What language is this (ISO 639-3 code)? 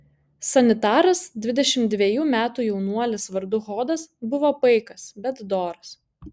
lit